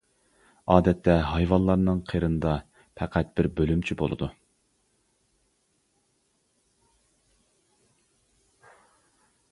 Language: Uyghur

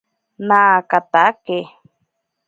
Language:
Ashéninka Perené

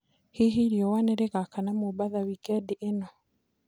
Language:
Kikuyu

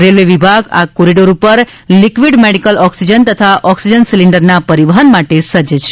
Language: Gujarati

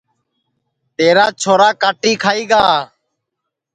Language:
Sansi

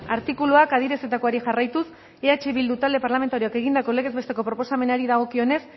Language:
Basque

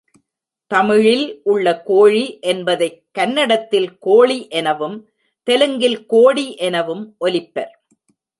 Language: Tamil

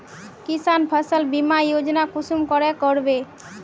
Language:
Magahi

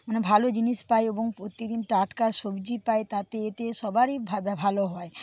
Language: Bangla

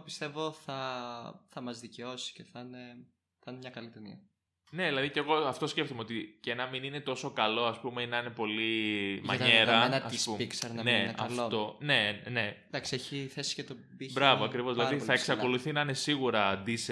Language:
Greek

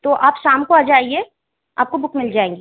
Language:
Hindi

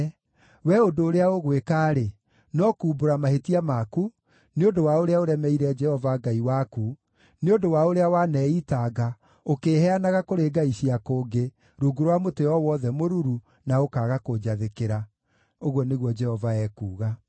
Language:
Kikuyu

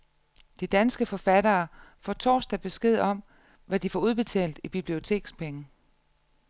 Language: Danish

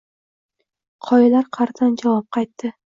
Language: Uzbek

